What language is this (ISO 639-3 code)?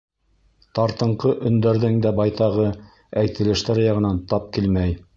bak